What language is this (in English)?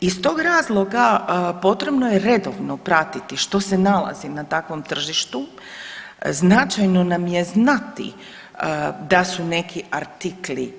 Croatian